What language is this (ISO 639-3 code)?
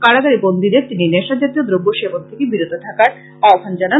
ben